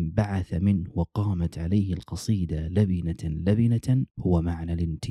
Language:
Arabic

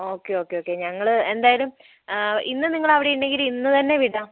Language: Malayalam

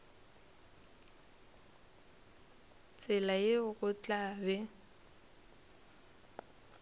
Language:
Northern Sotho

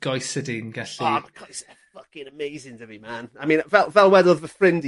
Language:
Welsh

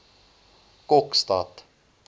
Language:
Afrikaans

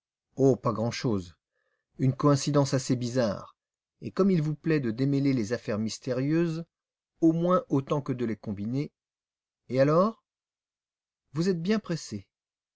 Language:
French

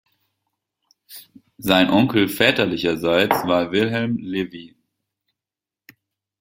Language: German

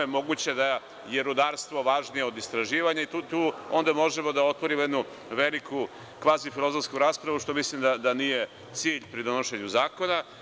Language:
Serbian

